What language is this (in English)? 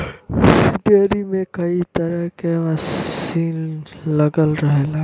Bhojpuri